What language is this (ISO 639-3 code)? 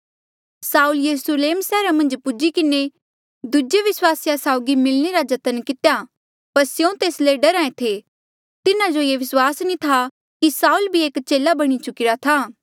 mjl